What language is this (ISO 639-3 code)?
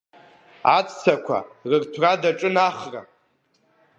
abk